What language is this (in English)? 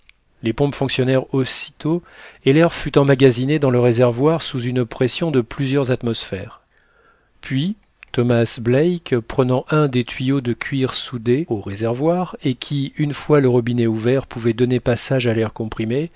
French